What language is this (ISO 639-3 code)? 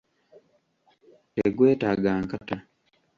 lug